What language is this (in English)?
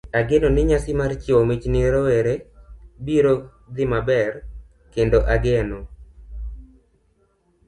Luo (Kenya and Tanzania)